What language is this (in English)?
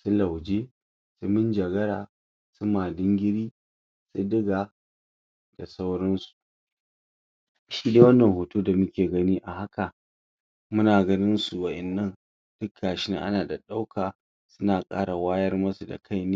Hausa